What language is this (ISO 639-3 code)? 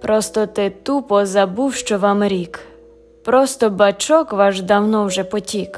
ukr